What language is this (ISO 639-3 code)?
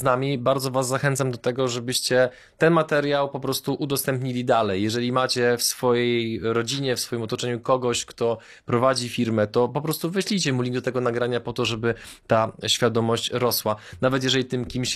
pol